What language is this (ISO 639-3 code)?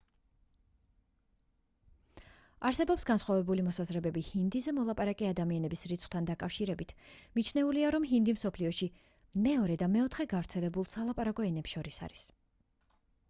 kat